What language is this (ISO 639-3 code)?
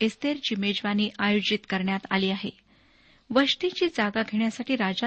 mar